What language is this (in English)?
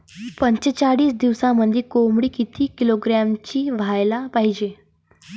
Marathi